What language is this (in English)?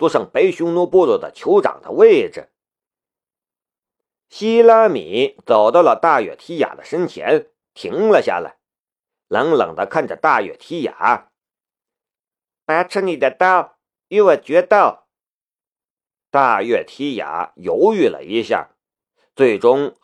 Chinese